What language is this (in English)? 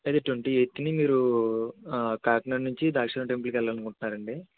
Telugu